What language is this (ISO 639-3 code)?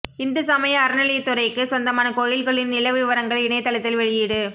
tam